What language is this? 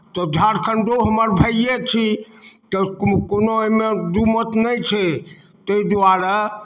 Maithili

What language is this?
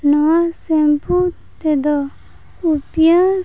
Santali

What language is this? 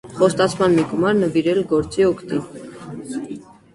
Armenian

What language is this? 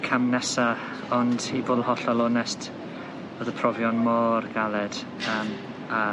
Welsh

